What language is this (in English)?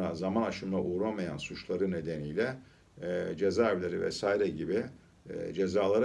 Turkish